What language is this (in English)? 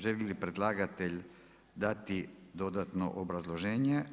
Croatian